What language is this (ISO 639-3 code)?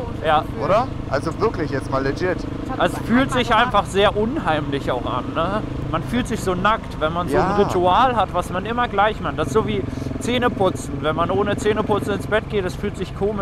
deu